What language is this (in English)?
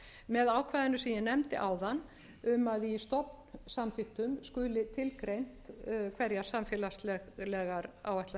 Icelandic